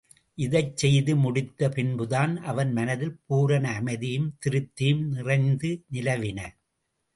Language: Tamil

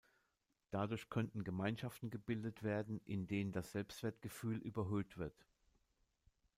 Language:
German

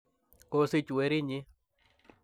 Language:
Kalenjin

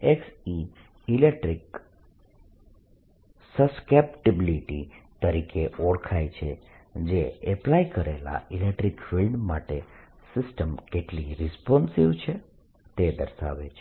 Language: Gujarati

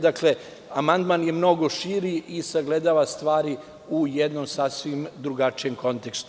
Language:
Serbian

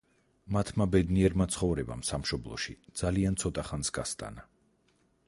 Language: Georgian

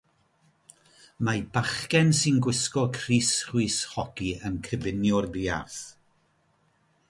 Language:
Welsh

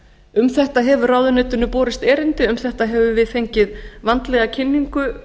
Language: Icelandic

